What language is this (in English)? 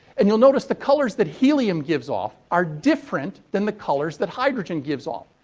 English